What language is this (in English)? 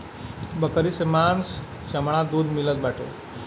Bhojpuri